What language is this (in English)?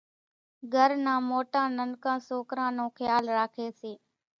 Kachi Koli